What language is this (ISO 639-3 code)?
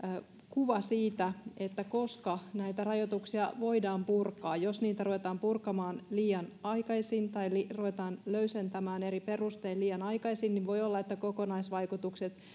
fin